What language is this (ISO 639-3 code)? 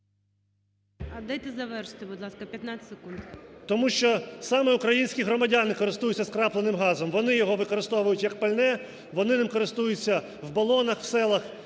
ukr